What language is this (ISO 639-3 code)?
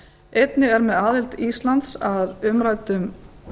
isl